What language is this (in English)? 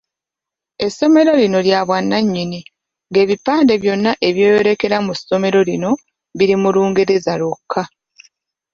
Ganda